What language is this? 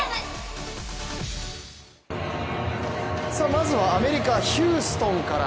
Japanese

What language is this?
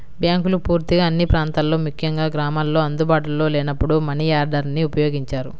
Telugu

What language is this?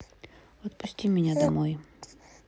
Russian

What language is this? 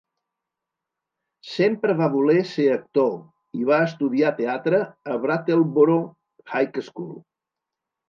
Catalan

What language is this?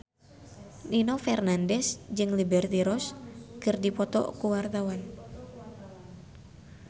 Sundanese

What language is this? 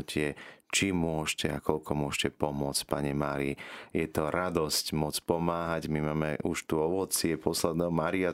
Slovak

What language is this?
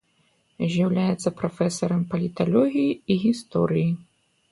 Belarusian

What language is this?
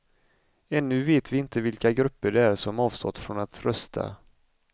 Swedish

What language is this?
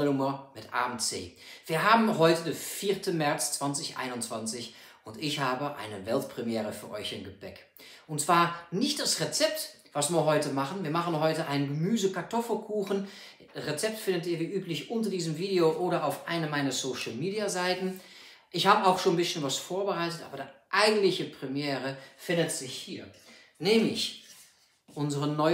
German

